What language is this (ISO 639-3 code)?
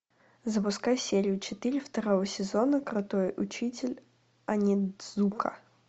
rus